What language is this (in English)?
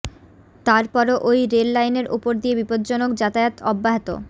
Bangla